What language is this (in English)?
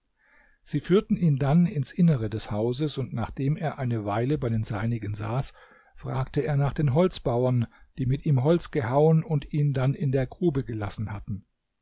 German